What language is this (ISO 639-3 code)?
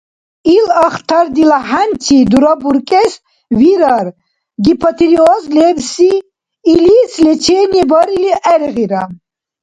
dar